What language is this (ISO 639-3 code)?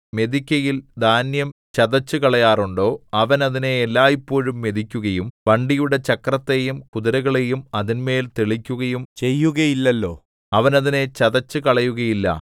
mal